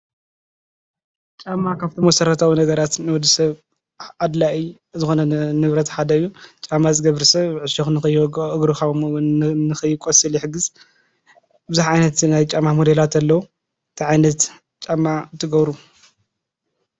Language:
Tigrinya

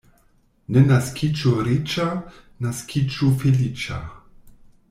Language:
Esperanto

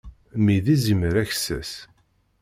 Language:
Kabyle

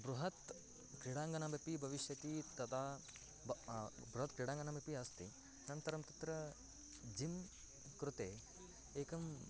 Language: Sanskrit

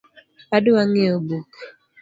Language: Luo (Kenya and Tanzania)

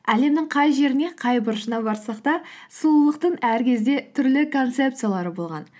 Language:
Kazakh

